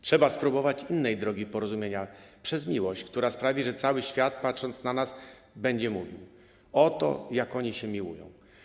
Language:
Polish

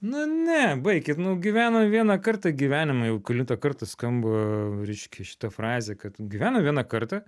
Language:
Lithuanian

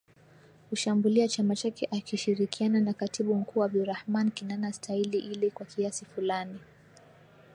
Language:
Swahili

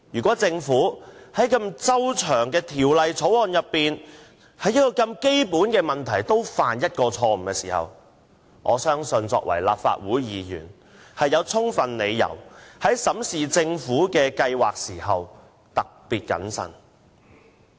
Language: Cantonese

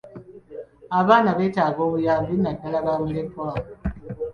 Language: Ganda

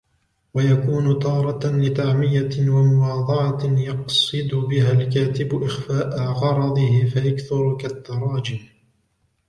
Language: Arabic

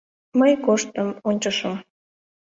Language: Mari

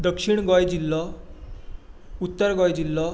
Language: Konkani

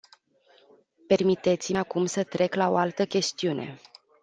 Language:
Romanian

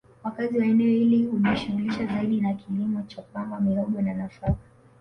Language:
Swahili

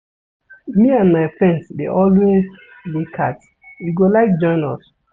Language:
Nigerian Pidgin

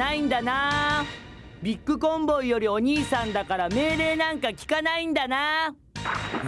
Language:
Japanese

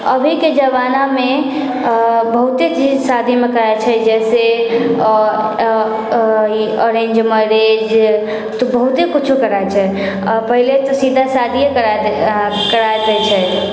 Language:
Maithili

